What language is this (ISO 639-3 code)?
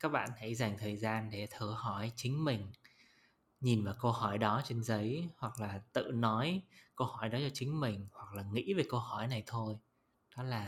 vie